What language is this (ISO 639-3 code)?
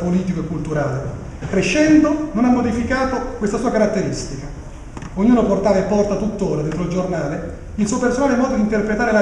ita